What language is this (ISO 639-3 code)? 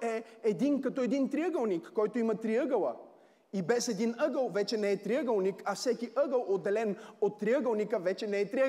bul